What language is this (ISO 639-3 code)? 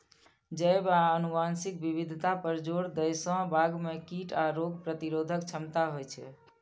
mai